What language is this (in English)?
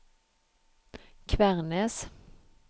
Norwegian